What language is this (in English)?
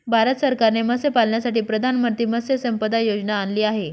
Marathi